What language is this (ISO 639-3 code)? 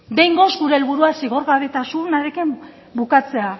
eus